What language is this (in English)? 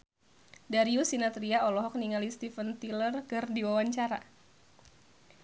Sundanese